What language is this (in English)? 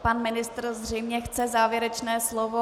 Czech